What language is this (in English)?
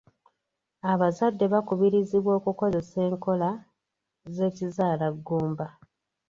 Ganda